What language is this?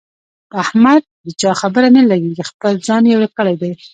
Pashto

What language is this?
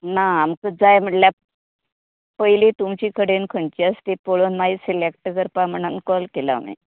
Konkani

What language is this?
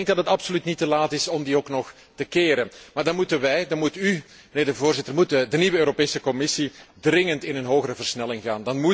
Dutch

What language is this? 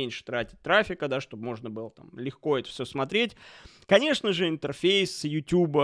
Russian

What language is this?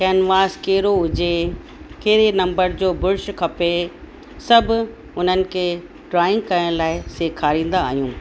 Sindhi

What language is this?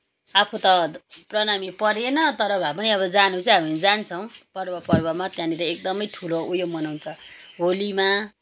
Nepali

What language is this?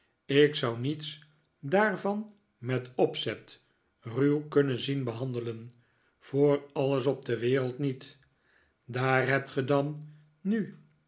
Dutch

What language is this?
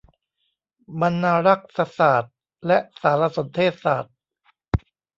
Thai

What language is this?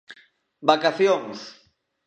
Galician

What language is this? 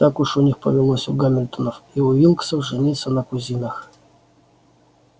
Russian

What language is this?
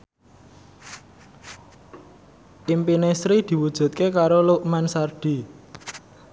Javanese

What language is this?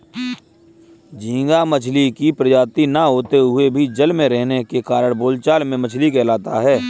Hindi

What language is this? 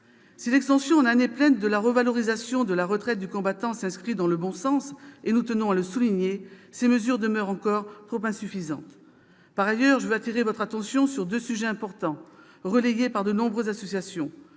French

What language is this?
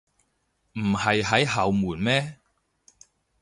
Cantonese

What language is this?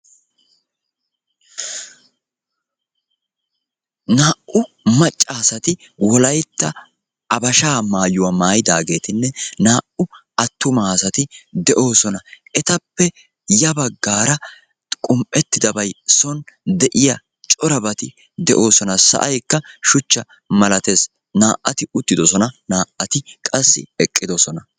Wolaytta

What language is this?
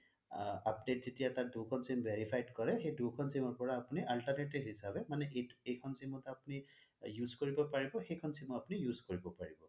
Assamese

